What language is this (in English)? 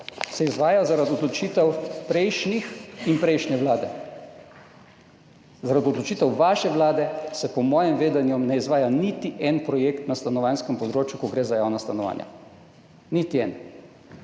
Slovenian